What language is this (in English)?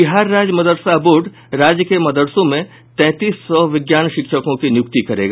Hindi